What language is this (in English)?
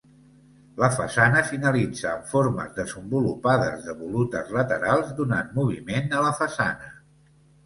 Catalan